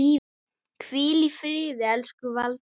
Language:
Icelandic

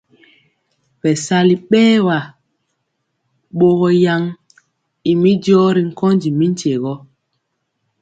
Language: Mpiemo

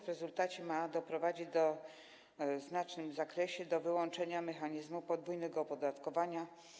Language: Polish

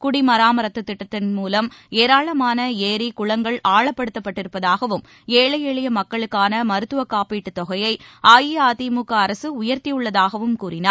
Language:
Tamil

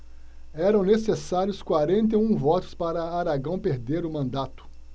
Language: Portuguese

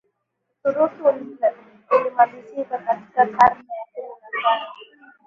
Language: Swahili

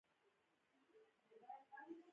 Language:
Pashto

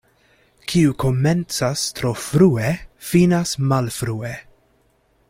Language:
Esperanto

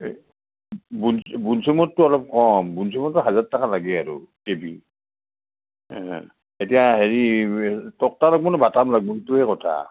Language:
Assamese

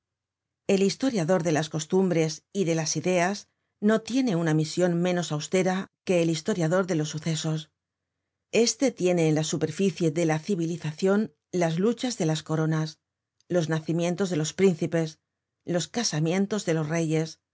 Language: Spanish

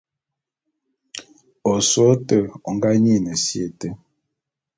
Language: Bulu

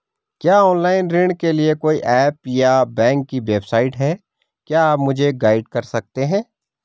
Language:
Hindi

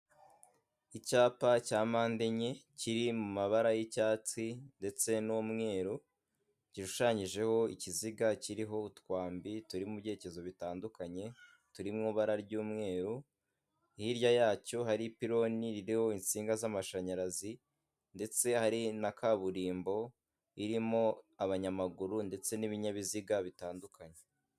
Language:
Kinyarwanda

